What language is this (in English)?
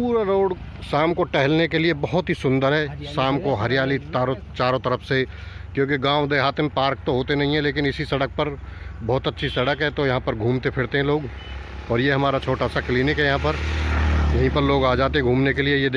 Hindi